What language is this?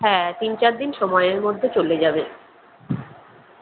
Bangla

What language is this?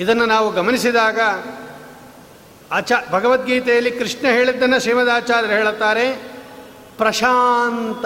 Kannada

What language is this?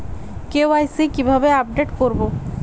Bangla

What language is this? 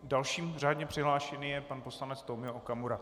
Czech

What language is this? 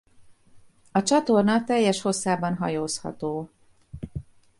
Hungarian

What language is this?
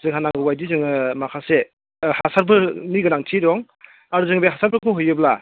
Bodo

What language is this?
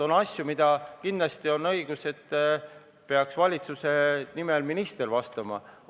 Estonian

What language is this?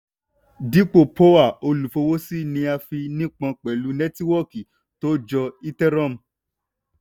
Yoruba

